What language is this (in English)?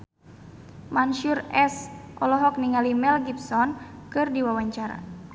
Sundanese